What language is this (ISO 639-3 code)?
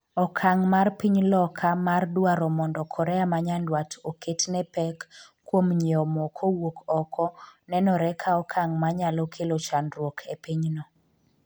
luo